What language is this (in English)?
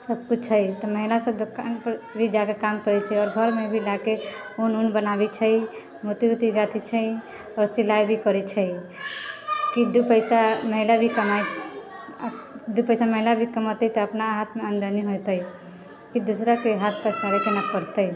Maithili